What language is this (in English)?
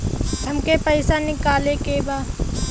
Bhojpuri